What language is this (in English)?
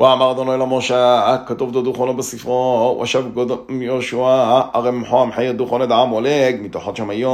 Hebrew